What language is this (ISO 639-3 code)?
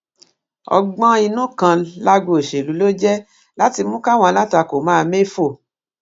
yor